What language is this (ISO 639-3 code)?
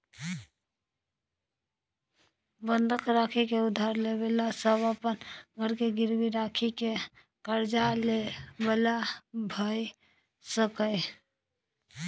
mai